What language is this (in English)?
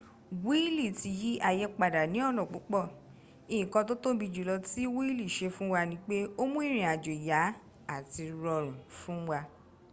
Yoruba